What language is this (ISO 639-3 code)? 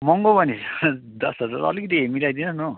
nep